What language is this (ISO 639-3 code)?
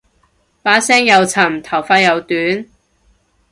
yue